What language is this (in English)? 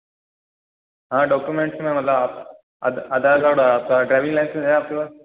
Hindi